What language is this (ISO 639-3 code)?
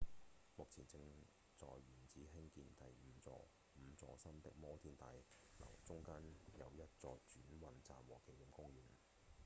yue